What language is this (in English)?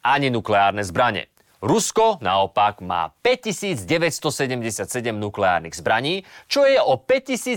Slovak